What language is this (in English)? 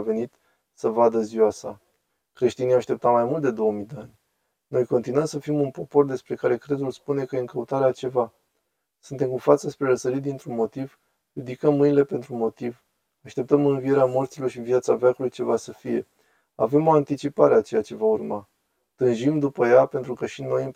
Romanian